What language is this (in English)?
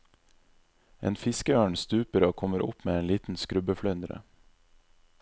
Norwegian